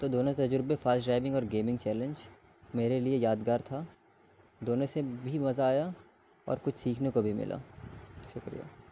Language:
Urdu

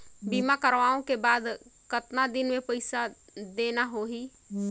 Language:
Chhattisgarhi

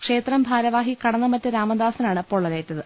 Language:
Malayalam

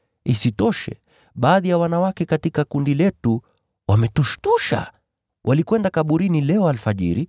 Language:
Swahili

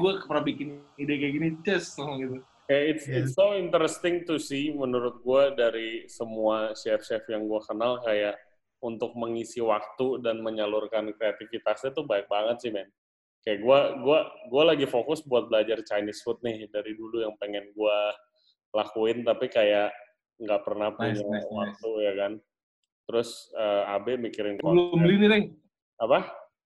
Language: Indonesian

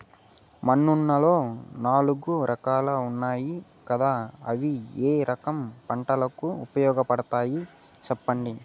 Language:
Telugu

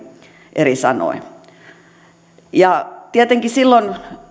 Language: Finnish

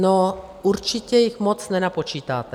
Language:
Czech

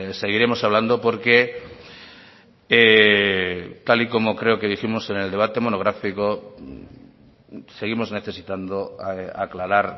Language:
Spanish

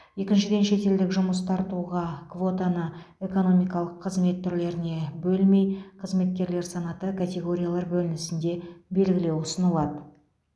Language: Kazakh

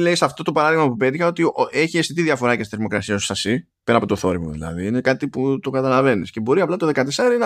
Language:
Greek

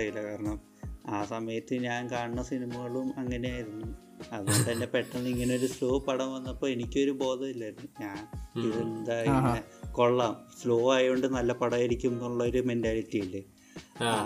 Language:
Malayalam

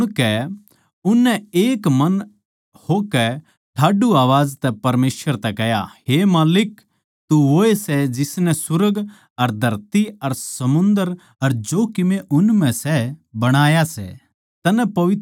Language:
Haryanvi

